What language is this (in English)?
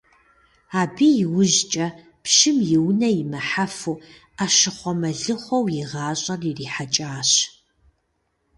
Kabardian